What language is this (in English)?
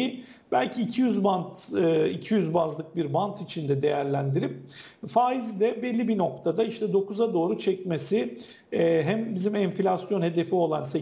Turkish